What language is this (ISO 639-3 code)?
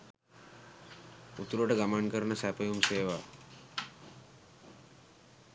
sin